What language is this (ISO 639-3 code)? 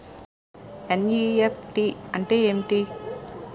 tel